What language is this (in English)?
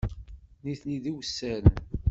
Kabyle